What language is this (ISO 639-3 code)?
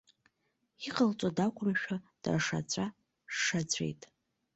abk